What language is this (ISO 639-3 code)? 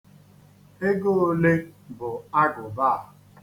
ibo